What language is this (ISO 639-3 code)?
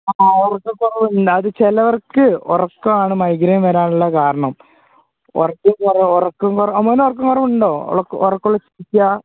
mal